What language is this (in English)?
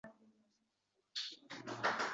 Uzbek